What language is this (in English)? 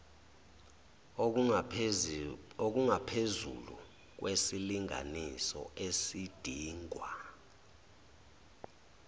Zulu